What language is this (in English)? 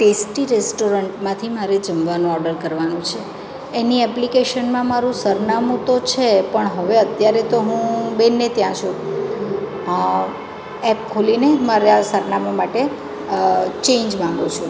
Gujarati